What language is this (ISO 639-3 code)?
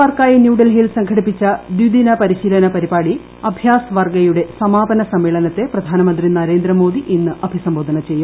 mal